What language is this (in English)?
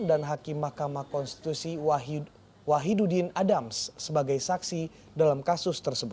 Indonesian